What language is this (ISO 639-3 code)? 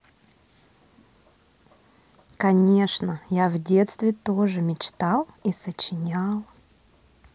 rus